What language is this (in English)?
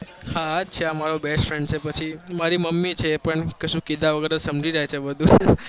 Gujarati